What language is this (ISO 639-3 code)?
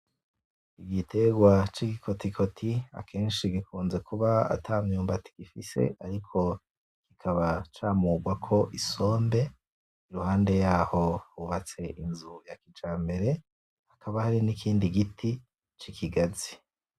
run